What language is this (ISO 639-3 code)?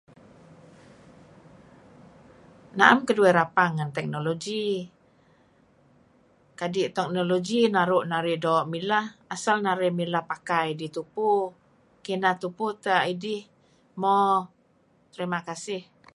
kzi